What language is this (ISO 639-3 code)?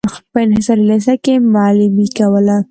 pus